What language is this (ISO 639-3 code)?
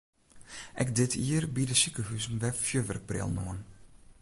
fry